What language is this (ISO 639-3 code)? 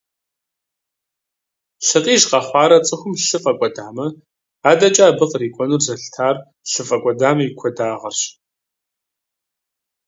kbd